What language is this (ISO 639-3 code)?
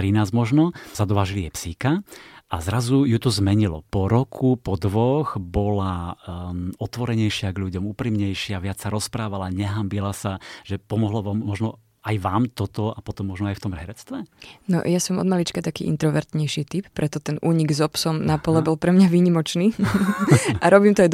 slk